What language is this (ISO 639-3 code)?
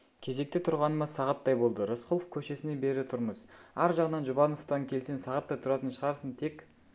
kaz